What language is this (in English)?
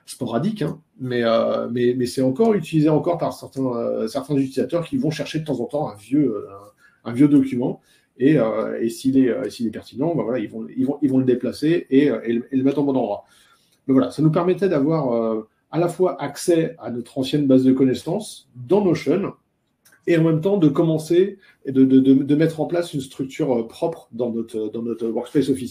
French